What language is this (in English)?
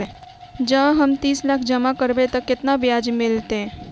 Maithili